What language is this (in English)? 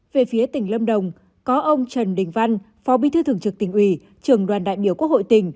Vietnamese